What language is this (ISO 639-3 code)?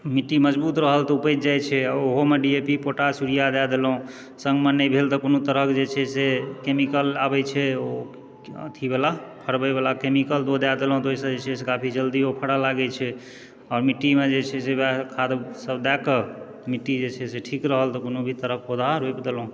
mai